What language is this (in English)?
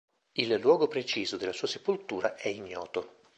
Italian